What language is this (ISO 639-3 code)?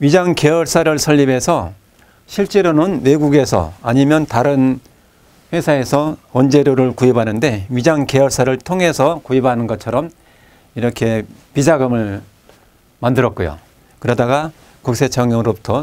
kor